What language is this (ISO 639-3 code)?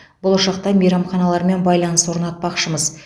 kaz